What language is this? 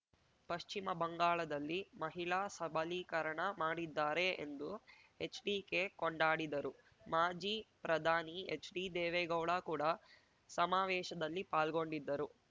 Kannada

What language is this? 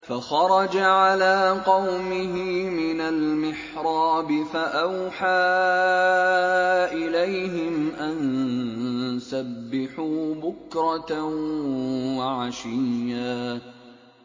Arabic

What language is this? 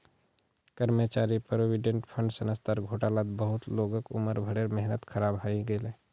Magahi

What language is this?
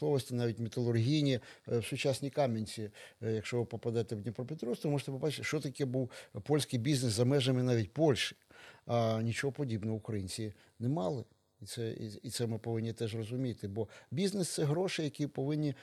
Ukrainian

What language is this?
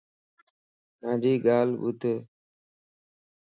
Lasi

